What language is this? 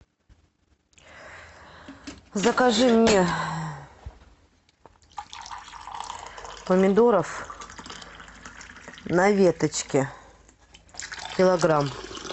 Russian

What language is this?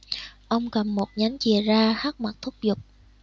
Vietnamese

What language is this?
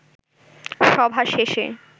Bangla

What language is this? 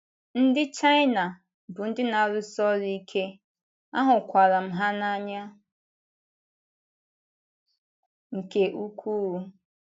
Igbo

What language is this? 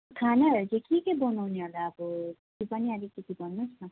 Nepali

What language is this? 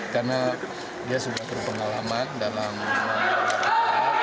Indonesian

